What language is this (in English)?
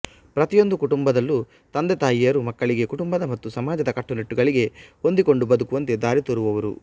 Kannada